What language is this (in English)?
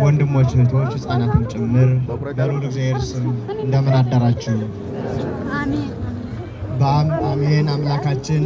Arabic